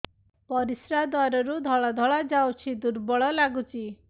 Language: Odia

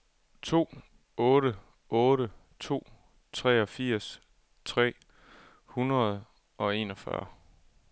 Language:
Danish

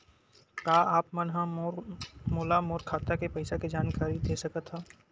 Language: Chhattisgarhi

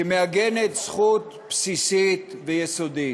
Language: Hebrew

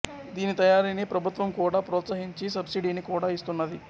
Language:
Telugu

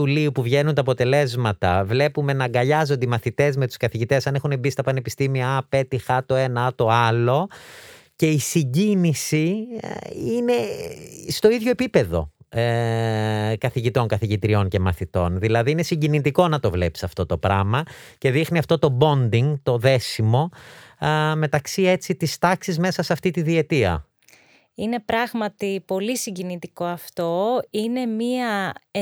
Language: Greek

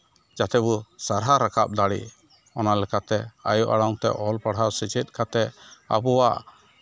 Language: Santali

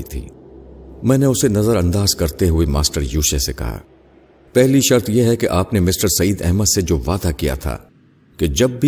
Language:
Urdu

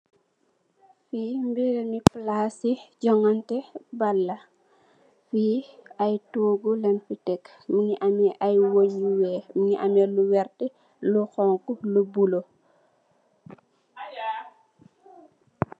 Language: Wolof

